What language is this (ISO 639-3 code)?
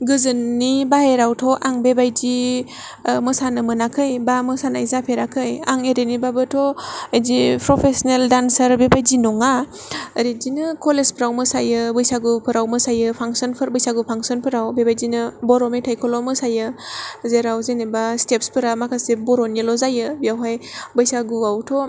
brx